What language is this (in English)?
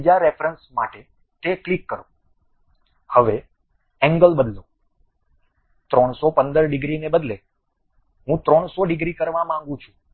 Gujarati